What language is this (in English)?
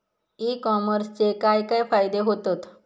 Marathi